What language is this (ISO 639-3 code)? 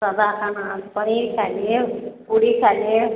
mai